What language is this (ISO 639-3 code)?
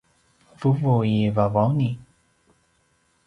pwn